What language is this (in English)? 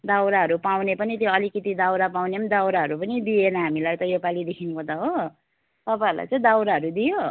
Nepali